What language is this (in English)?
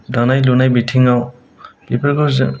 Bodo